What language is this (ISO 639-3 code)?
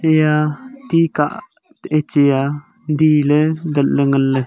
nnp